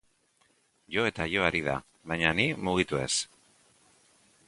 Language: Basque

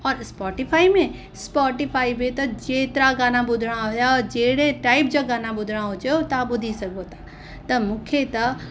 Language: Sindhi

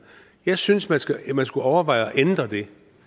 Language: Danish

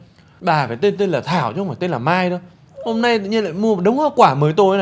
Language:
Vietnamese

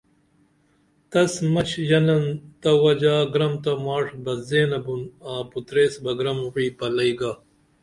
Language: Dameli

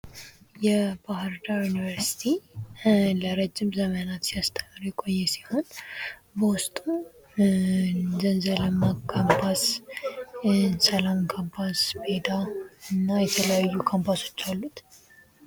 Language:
Amharic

